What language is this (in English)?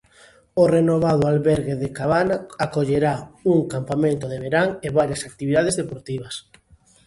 Galician